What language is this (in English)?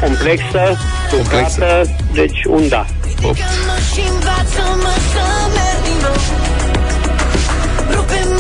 Romanian